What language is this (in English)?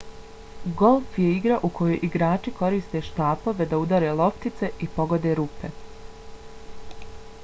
Bosnian